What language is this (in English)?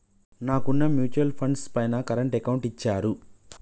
Telugu